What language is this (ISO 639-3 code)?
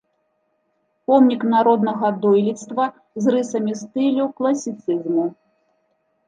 bel